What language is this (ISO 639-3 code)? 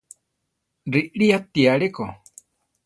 tar